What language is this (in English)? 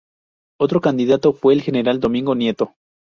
Spanish